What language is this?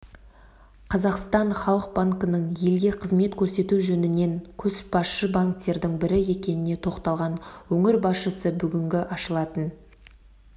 Kazakh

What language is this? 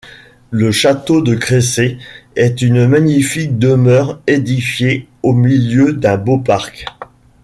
French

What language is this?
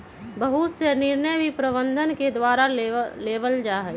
Magahi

